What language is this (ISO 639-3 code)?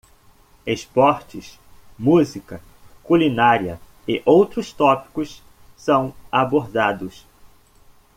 por